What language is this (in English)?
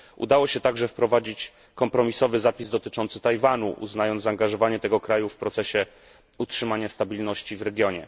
Polish